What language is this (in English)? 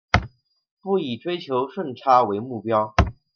Chinese